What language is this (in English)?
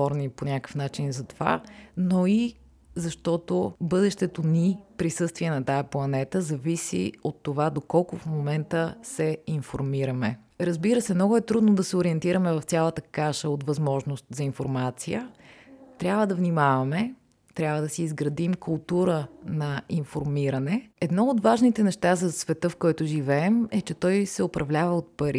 Bulgarian